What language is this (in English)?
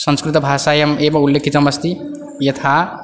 Sanskrit